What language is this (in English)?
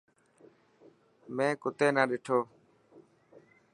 Dhatki